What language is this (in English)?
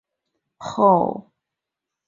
Chinese